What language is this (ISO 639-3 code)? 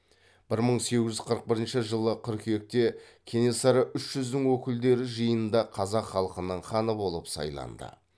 kaz